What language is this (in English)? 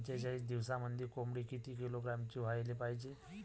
Marathi